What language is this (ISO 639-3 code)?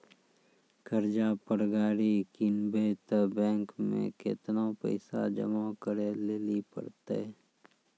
mai